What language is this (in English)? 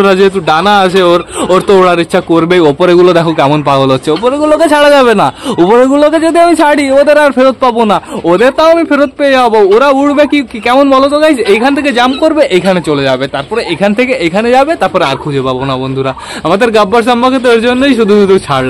Bangla